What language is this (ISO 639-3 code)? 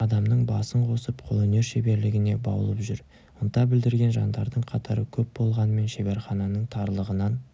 kaz